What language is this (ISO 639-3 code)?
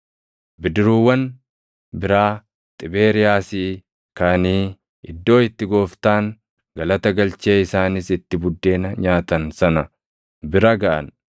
orm